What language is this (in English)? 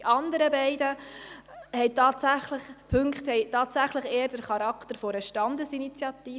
Swiss German